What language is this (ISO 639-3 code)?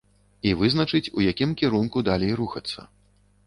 bel